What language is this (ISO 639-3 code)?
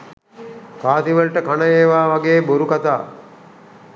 sin